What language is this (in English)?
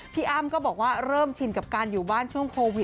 Thai